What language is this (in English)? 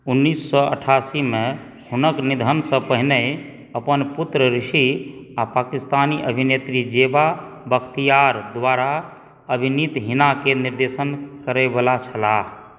Maithili